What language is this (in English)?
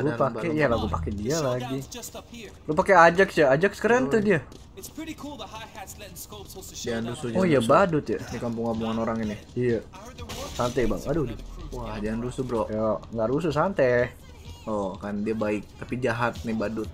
Indonesian